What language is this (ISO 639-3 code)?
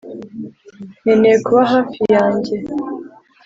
kin